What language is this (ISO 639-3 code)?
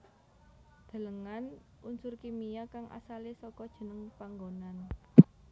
jav